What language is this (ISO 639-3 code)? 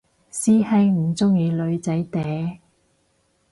yue